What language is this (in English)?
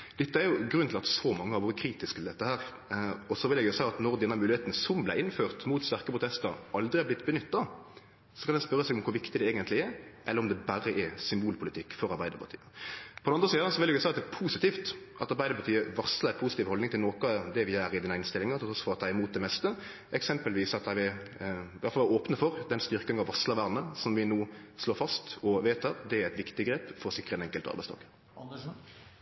Norwegian Nynorsk